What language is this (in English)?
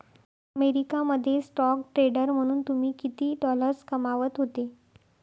Marathi